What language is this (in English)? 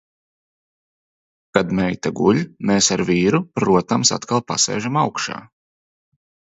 Latvian